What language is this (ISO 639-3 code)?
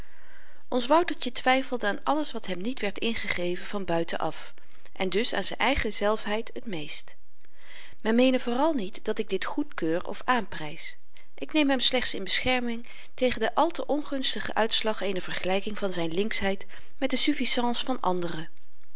nld